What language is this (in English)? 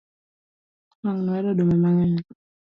Luo (Kenya and Tanzania)